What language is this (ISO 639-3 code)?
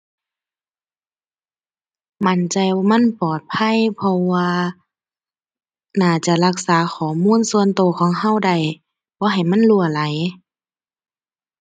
tha